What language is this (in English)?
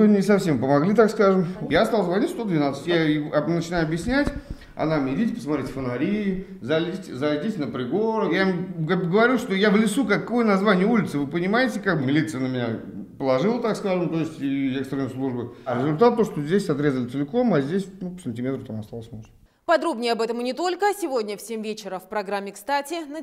Russian